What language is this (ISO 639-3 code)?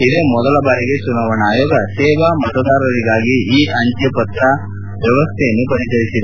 kan